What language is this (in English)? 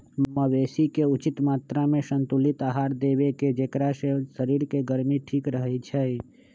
Magahi